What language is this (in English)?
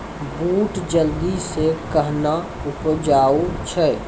Maithili